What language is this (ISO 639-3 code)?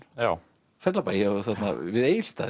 isl